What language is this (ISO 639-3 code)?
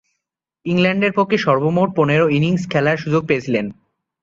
ben